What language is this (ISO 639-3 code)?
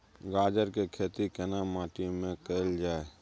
mai